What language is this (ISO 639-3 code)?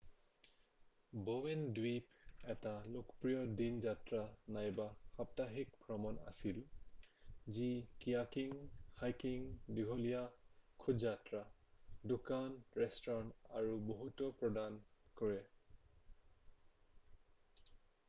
asm